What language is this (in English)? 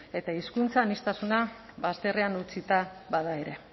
Basque